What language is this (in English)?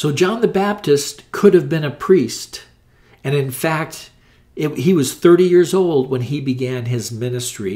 English